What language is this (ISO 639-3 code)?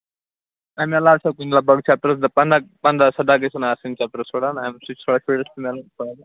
kas